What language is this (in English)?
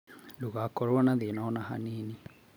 Kikuyu